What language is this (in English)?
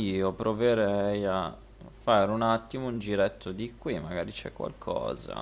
Italian